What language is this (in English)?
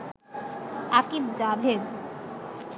Bangla